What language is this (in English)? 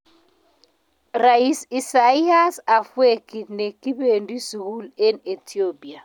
Kalenjin